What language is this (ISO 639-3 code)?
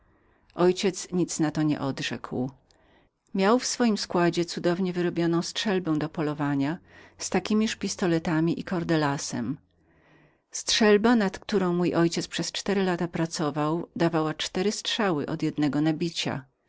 pol